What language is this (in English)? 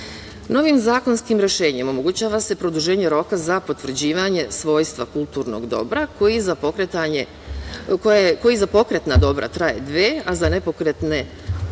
Serbian